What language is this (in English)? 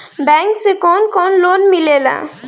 Bhojpuri